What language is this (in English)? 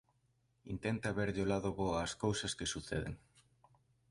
Galician